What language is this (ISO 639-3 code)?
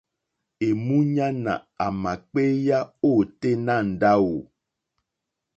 bri